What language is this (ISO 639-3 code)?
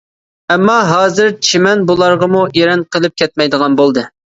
uig